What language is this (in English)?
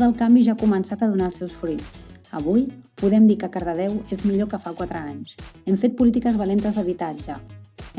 Catalan